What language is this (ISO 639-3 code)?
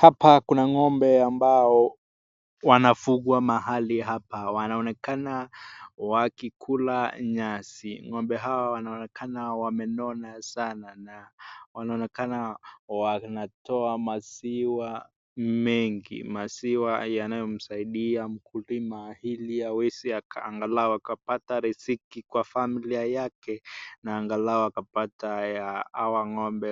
swa